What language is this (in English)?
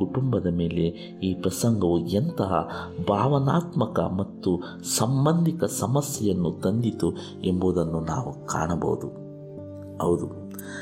Kannada